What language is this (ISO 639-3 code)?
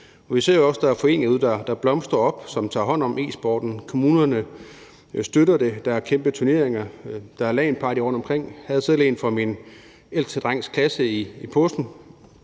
dan